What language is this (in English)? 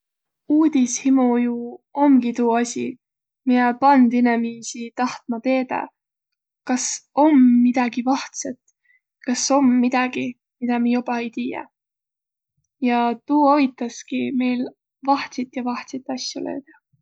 Võro